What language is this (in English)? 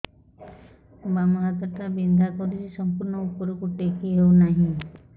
Odia